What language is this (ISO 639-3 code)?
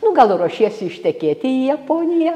lit